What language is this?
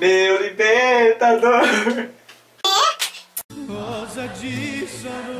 Portuguese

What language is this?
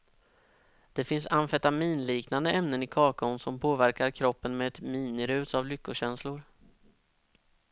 Swedish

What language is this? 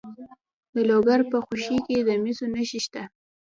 Pashto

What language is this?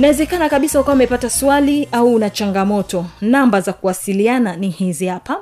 Swahili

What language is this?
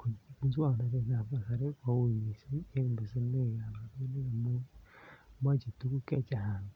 Kalenjin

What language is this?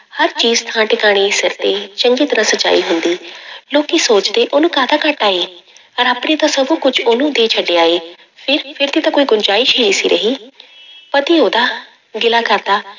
Punjabi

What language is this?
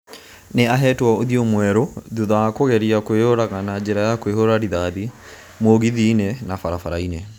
Kikuyu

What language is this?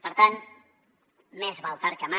Catalan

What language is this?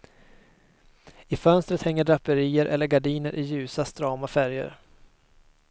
Swedish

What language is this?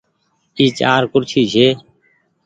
Goaria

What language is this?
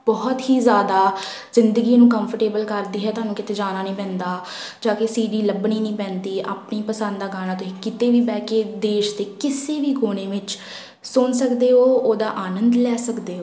Punjabi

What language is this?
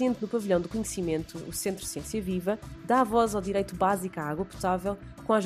Portuguese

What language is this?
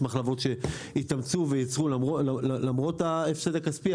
Hebrew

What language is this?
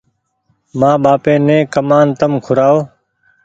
Goaria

